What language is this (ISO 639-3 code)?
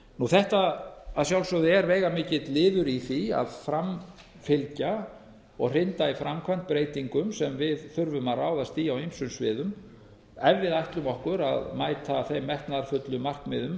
isl